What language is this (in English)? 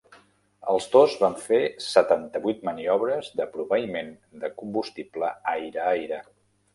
Catalan